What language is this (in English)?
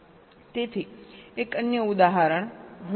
Gujarati